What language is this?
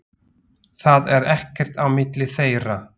Icelandic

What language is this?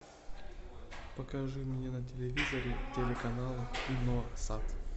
Russian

